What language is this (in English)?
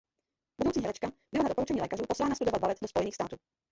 Czech